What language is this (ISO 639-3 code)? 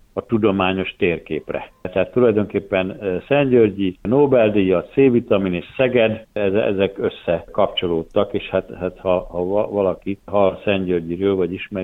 hun